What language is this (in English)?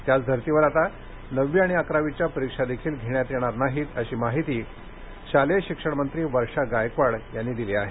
Marathi